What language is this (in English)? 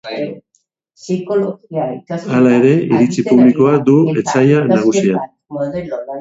Basque